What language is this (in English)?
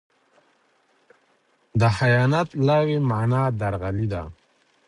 Pashto